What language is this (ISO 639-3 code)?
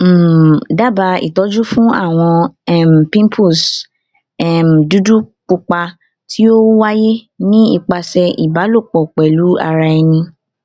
yor